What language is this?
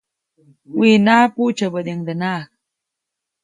Copainalá Zoque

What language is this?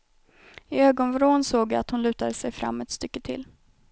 Swedish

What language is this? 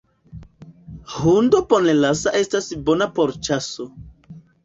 Esperanto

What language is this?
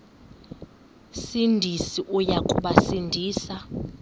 Xhosa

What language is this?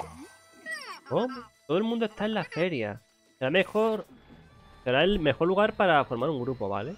Spanish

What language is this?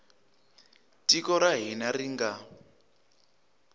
Tsonga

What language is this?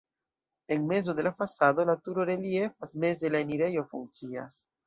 Esperanto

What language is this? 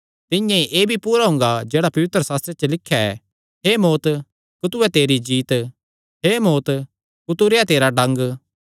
Kangri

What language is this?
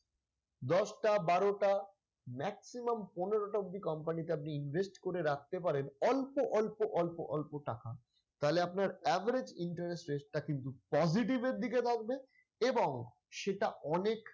Bangla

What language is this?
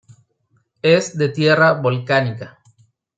Spanish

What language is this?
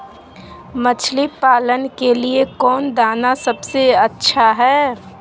Magahi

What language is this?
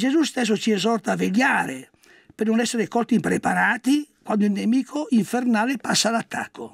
Italian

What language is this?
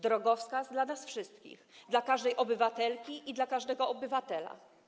Polish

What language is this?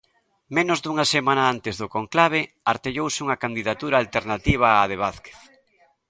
Galician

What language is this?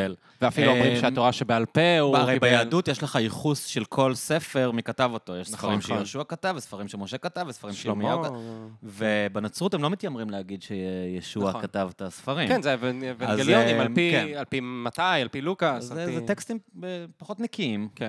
Hebrew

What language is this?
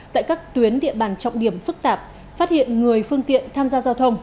Vietnamese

